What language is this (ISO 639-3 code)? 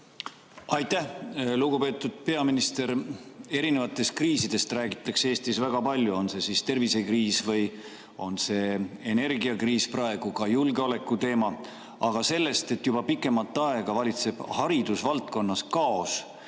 est